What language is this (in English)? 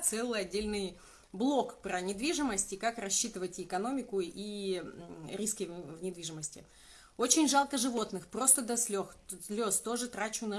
Russian